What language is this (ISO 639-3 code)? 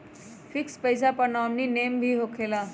mag